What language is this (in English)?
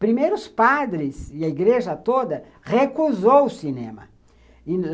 Portuguese